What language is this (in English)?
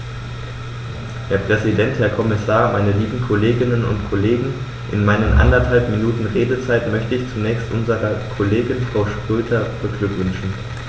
German